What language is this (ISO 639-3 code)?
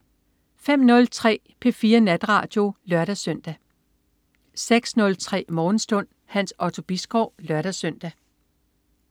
dan